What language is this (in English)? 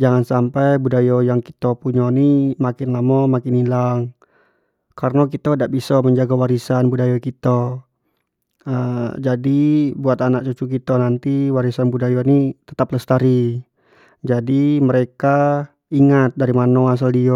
Jambi Malay